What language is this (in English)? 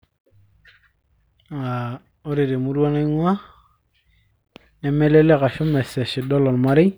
Masai